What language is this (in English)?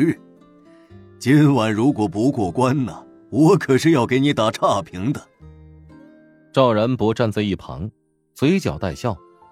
Chinese